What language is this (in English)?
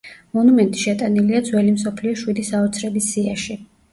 Georgian